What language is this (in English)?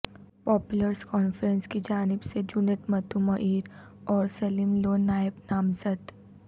Urdu